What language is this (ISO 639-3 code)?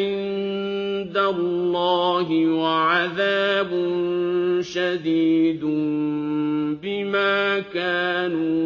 ara